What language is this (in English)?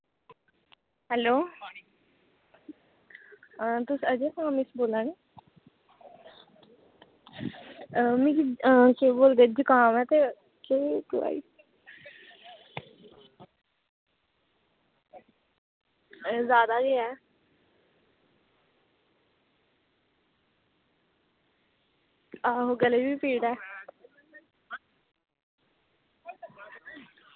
Dogri